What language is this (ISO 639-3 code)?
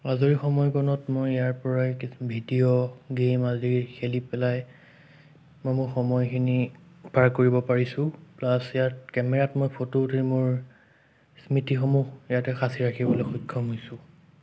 asm